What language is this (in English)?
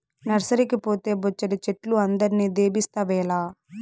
Telugu